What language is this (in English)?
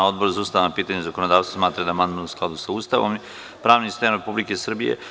Serbian